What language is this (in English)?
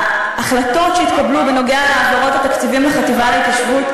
Hebrew